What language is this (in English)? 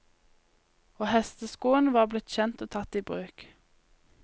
Norwegian